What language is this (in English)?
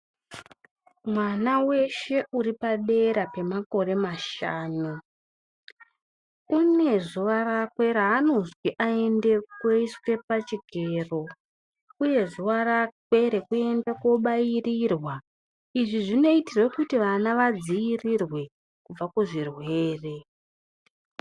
Ndau